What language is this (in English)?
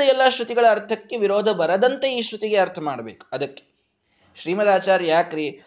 Kannada